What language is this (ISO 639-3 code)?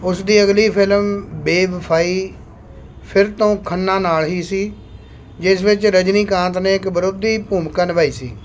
pan